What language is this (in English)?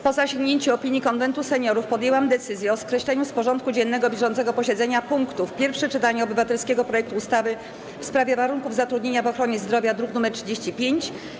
Polish